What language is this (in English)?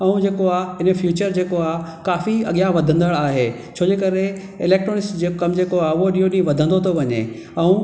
Sindhi